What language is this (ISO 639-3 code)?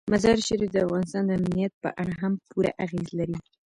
pus